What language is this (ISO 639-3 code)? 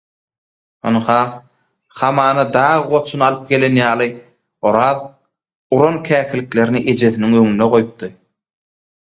tuk